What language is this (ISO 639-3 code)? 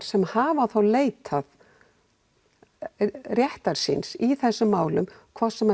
isl